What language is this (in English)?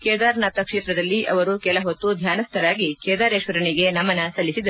Kannada